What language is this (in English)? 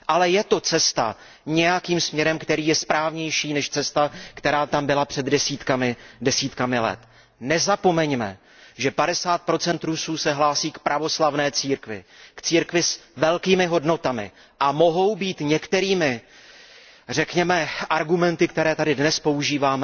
Czech